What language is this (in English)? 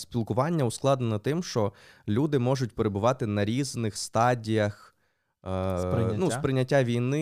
Ukrainian